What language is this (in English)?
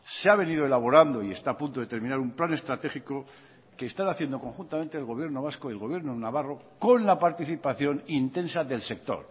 Spanish